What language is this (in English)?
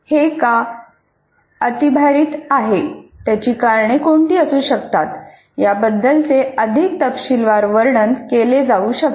Marathi